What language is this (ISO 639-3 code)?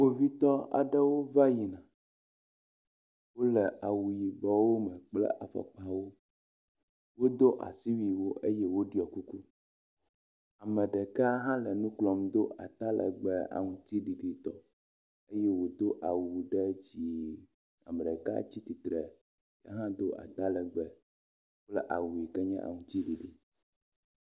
ewe